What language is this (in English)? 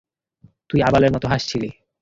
Bangla